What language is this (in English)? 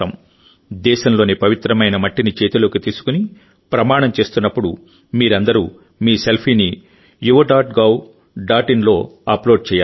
Telugu